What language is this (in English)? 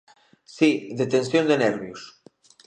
Galician